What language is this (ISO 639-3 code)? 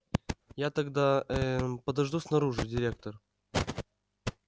rus